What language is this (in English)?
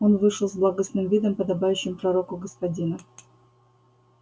Russian